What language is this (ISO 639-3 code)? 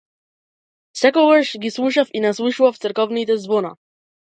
mkd